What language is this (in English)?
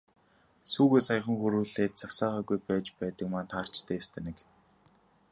Mongolian